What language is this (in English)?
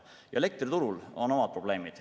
Estonian